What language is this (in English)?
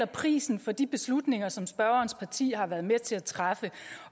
Danish